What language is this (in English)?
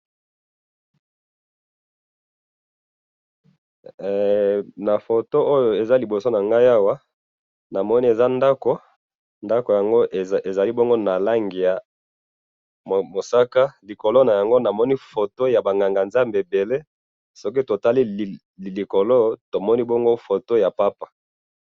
Lingala